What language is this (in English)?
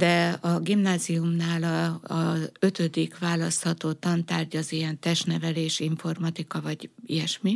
Hungarian